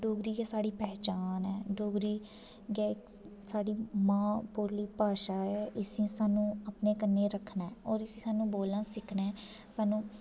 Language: Dogri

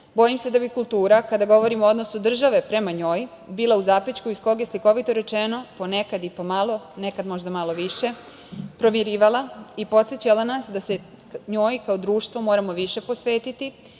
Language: Serbian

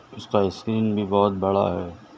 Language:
Urdu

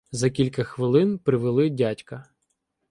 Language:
Ukrainian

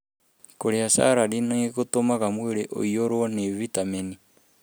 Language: Kikuyu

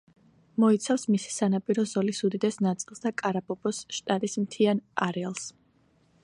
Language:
Georgian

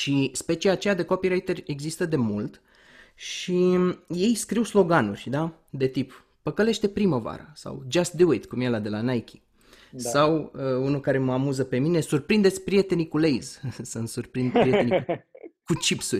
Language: Romanian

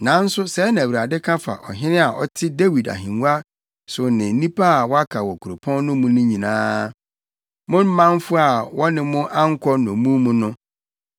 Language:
Akan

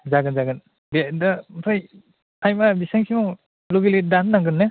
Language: Bodo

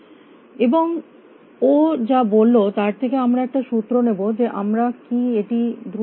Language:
Bangla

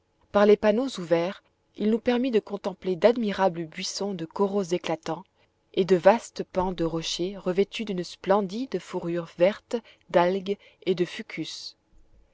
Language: French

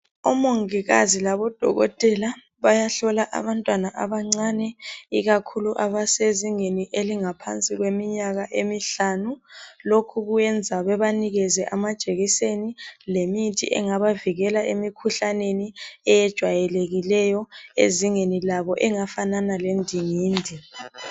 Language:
North Ndebele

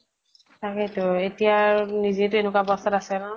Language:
Assamese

